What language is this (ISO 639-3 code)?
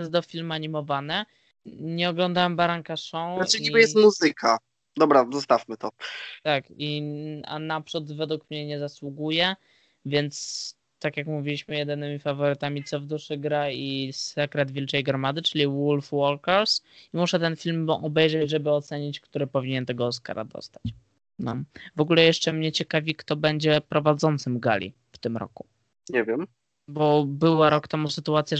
pol